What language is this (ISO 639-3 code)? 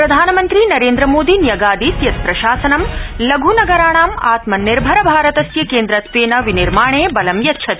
san